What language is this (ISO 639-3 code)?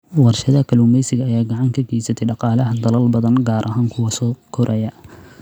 som